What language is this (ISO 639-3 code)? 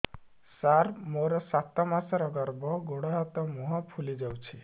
ori